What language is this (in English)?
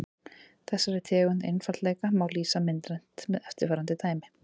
Icelandic